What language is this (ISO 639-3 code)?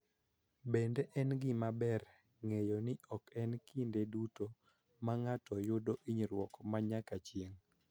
luo